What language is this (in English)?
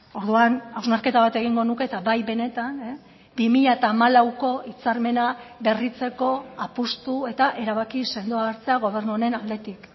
Basque